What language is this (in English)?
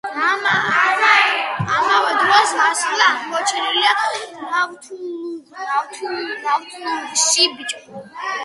Georgian